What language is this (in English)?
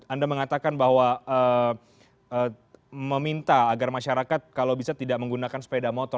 Indonesian